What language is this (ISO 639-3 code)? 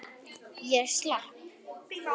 isl